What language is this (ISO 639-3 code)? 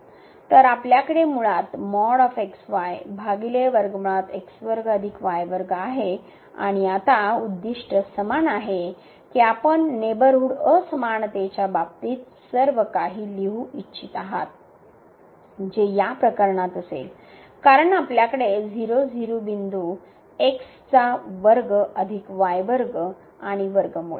mar